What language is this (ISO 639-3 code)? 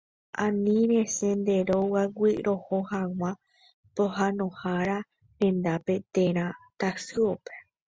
grn